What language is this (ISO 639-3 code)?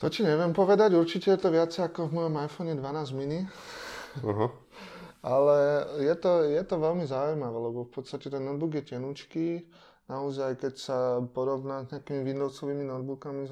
ces